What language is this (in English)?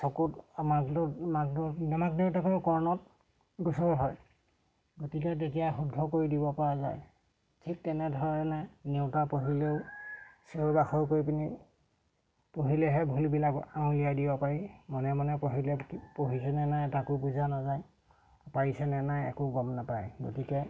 Assamese